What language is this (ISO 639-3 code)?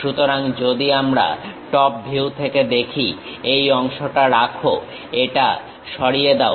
ben